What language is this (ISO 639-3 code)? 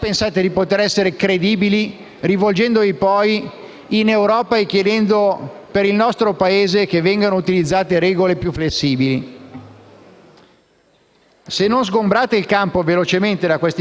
ita